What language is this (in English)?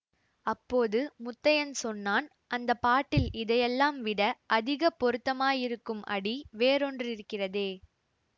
Tamil